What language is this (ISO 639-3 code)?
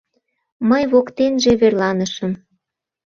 chm